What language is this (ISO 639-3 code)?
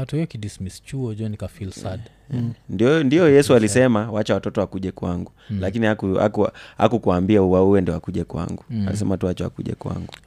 swa